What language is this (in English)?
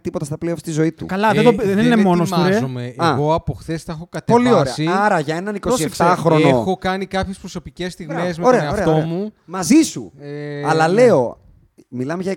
Greek